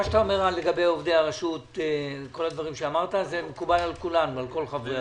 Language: Hebrew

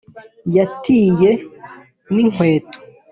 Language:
Kinyarwanda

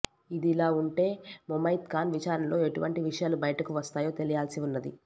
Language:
Telugu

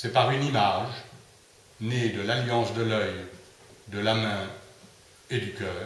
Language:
French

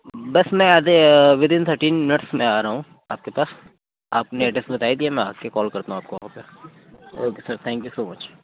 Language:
Urdu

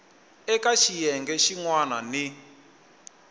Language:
Tsonga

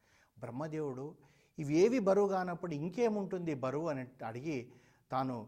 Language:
Telugu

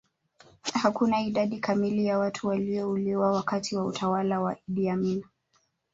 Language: Swahili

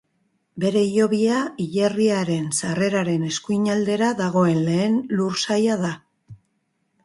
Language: Basque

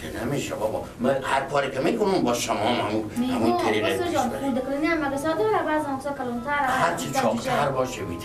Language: Persian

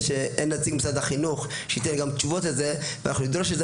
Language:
Hebrew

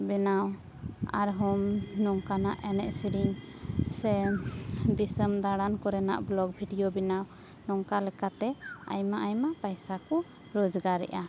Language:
Santali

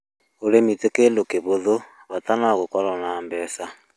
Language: Kikuyu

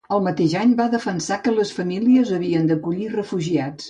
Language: Catalan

